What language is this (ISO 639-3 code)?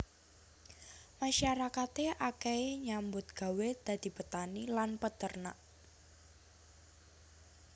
jav